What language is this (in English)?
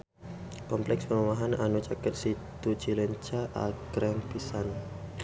Sundanese